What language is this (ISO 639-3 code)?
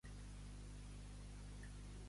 cat